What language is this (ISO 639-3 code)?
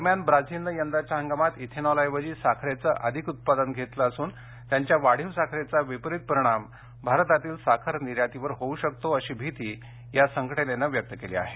mar